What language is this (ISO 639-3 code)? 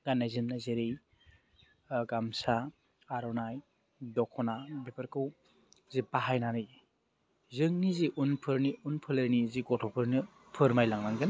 brx